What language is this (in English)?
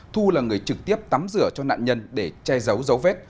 Vietnamese